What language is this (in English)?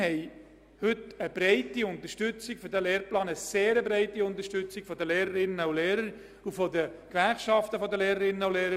Swiss German